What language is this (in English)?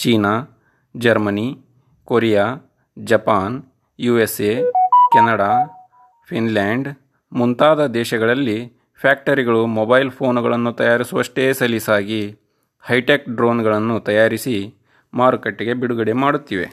Kannada